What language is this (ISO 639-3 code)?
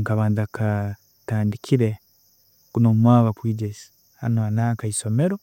ttj